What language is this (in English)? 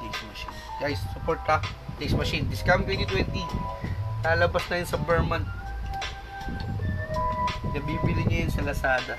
Filipino